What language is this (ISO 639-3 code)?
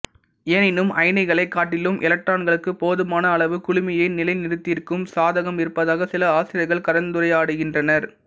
tam